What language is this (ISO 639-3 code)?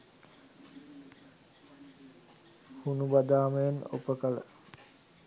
sin